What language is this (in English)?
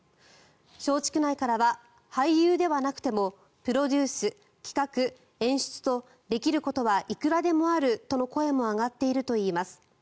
Japanese